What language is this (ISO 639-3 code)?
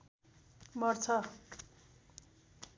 nep